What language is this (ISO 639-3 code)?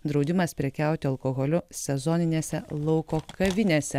lit